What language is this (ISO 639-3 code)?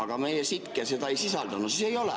est